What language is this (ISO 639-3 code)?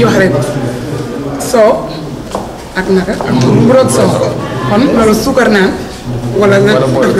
fra